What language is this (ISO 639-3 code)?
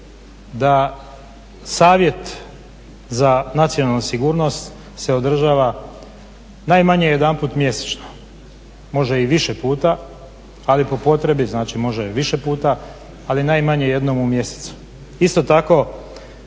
hrv